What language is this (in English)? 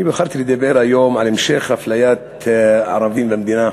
Hebrew